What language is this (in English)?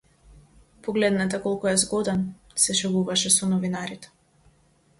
Macedonian